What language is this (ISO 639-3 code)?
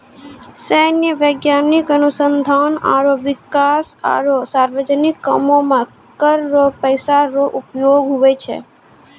mai